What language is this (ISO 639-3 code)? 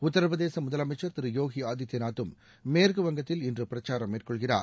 tam